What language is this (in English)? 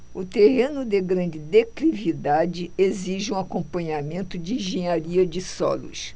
Portuguese